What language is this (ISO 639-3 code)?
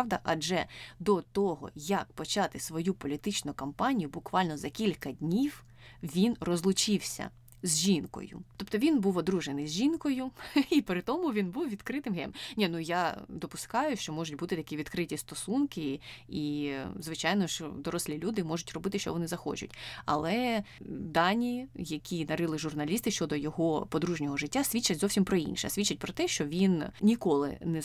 ukr